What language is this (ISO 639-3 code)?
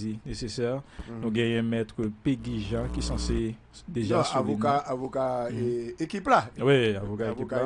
fra